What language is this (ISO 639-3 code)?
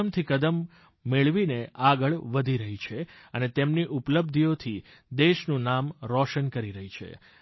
guj